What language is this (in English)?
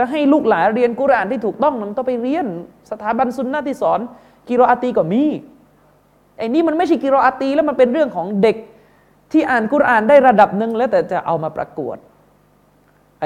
Thai